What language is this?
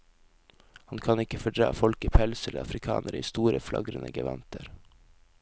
Norwegian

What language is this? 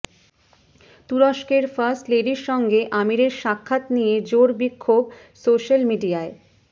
Bangla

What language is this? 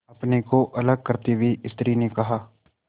Hindi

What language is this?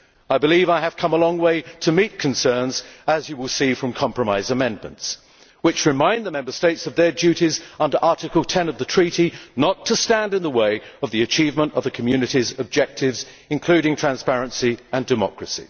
English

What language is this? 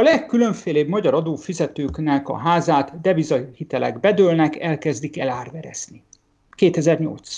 Hungarian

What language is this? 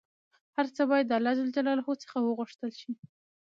Pashto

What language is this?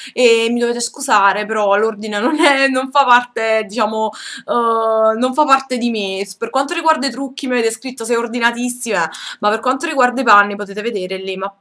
Italian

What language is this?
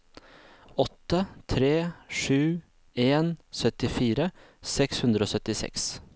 Norwegian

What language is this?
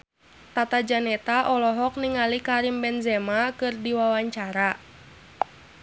Sundanese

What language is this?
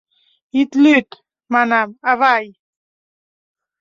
Mari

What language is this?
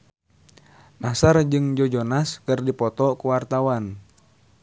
Sundanese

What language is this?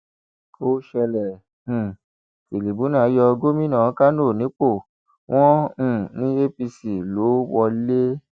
Yoruba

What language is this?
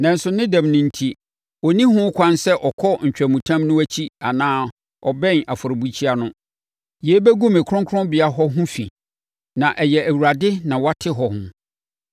Akan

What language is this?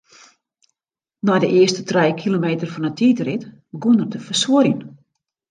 Western Frisian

